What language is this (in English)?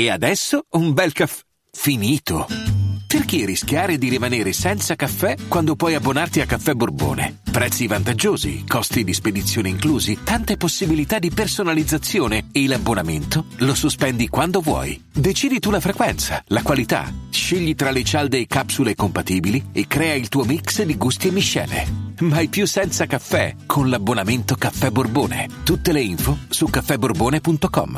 Italian